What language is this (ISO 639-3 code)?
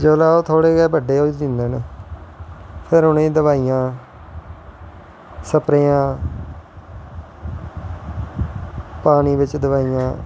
doi